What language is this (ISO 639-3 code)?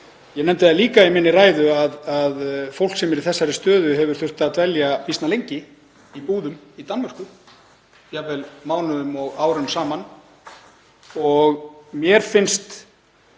isl